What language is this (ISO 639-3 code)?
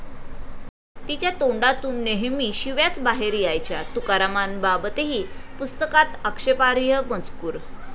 mar